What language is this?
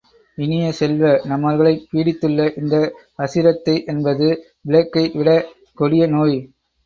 Tamil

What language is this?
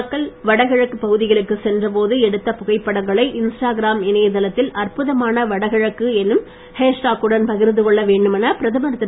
Tamil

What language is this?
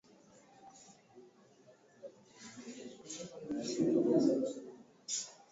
Swahili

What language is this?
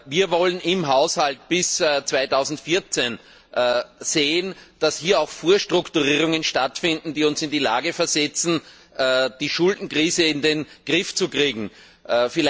German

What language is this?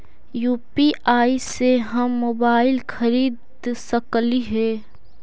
Magahi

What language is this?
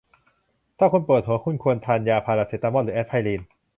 Thai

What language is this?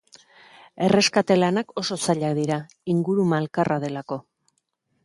Basque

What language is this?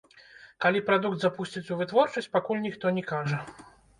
Belarusian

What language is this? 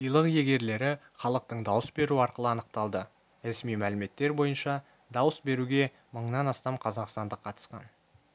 Kazakh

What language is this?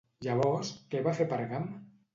Catalan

